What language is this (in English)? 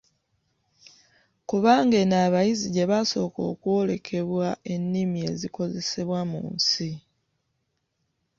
Ganda